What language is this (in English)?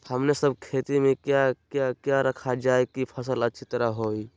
Magahi